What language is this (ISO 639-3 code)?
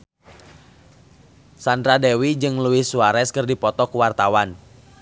sun